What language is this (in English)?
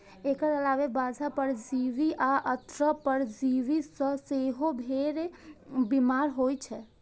Maithili